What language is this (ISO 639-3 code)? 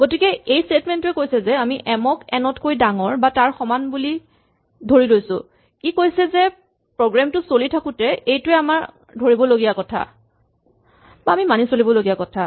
asm